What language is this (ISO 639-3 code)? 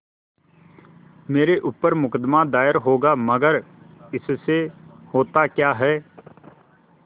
hin